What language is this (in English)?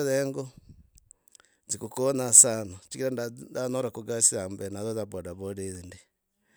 Logooli